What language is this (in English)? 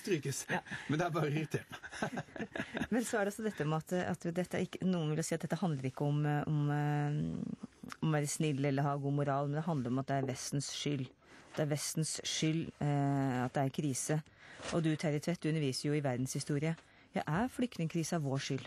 Norwegian